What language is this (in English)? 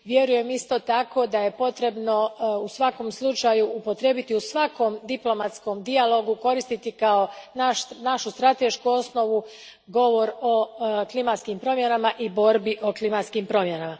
Croatian